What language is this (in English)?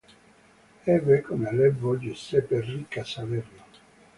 Italian